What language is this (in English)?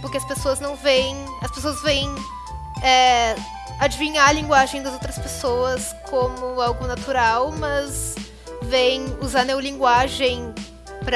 Portuguese